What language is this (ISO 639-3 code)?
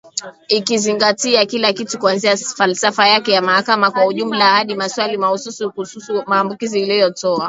swa